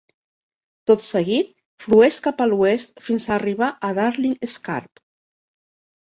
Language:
Catalan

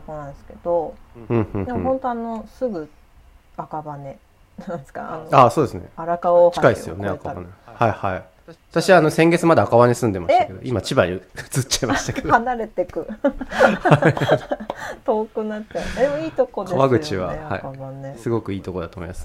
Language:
Japanese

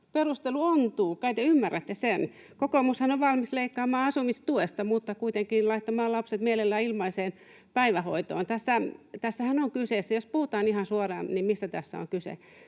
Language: Finnish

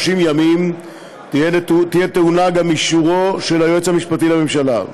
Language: Hebrew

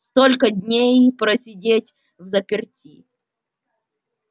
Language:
Russian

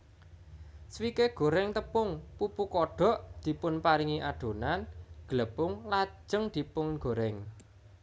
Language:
Javanese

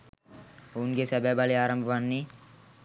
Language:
Sinhala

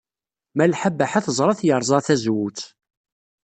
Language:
Kabyle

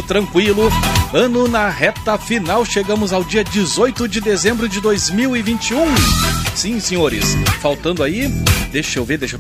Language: Portuguese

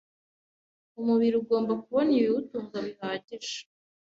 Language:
Kinyarwanda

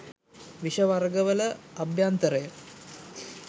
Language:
Sinhala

